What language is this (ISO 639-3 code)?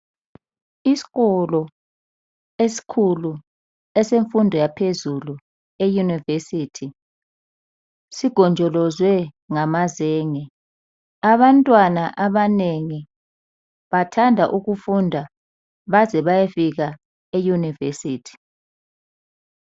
nde